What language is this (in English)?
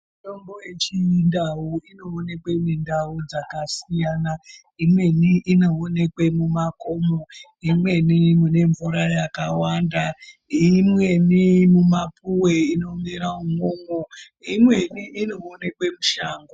Ndau